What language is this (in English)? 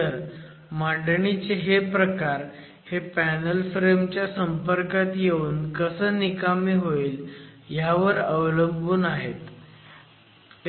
Marathi